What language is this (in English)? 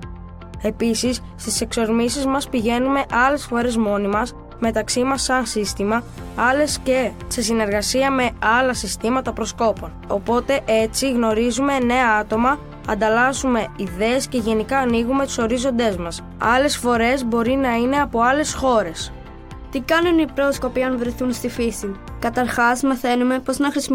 Greek